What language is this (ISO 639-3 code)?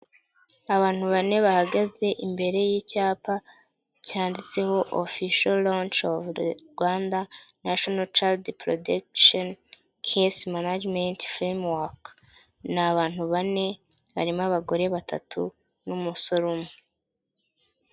kin